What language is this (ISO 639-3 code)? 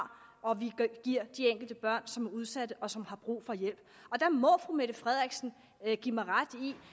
dan